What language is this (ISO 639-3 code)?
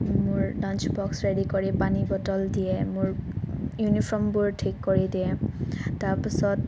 asm